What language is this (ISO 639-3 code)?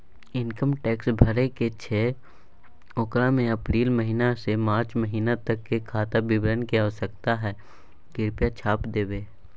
mai